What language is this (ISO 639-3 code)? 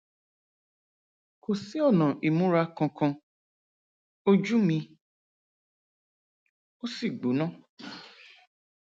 yor